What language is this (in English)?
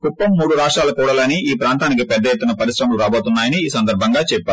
Telugu